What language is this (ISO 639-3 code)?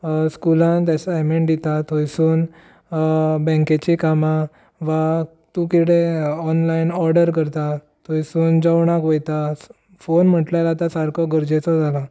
kok